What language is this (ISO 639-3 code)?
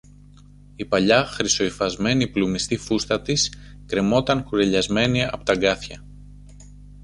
ell